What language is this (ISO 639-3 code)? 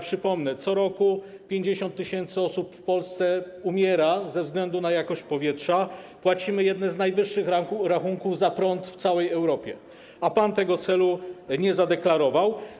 pol